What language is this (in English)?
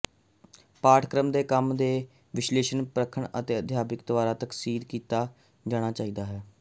Punjabi